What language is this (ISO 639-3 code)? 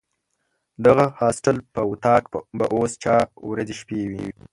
pus